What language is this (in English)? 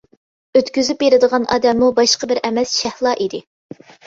Uyghur